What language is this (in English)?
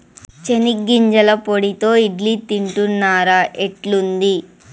Telugu